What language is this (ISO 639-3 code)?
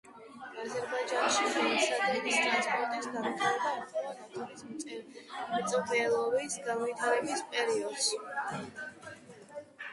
kat